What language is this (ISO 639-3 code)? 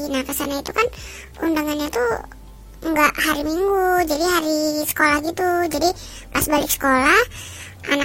ind